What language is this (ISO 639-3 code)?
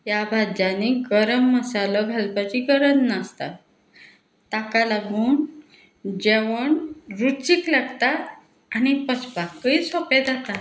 kok